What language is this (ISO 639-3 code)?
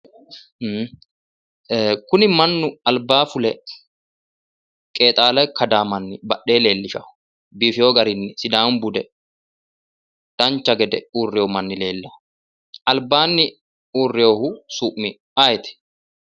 sid